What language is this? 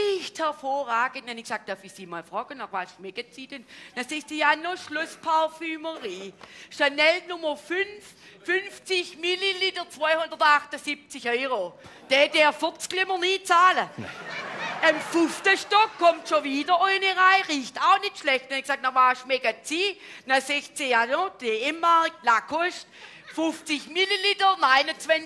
German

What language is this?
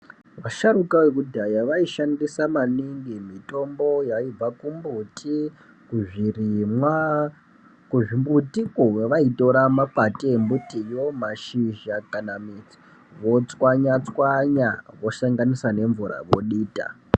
Ndau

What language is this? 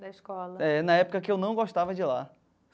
Portuguese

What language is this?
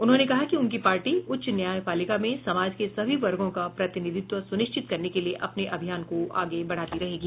Hindi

